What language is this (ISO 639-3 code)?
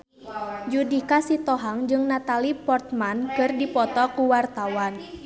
sun